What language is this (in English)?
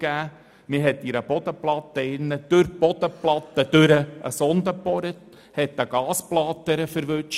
Swiss German